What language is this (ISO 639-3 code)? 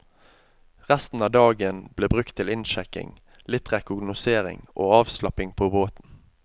nor